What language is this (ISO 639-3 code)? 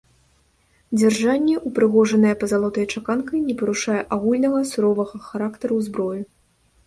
bel